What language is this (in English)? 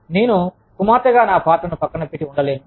Telugu